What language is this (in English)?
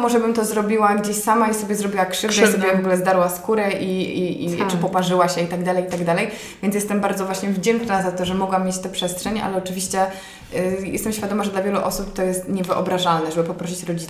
Polish